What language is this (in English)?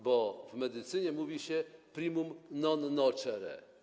Polish